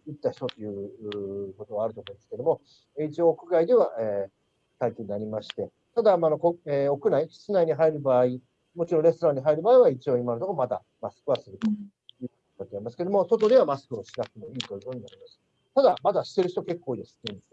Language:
Japanese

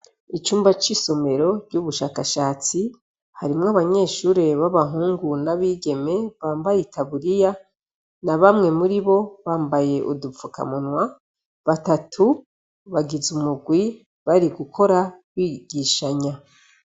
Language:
Rundi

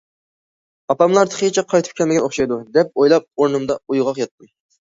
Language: Uyghur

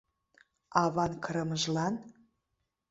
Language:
Mari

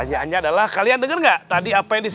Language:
Indonesian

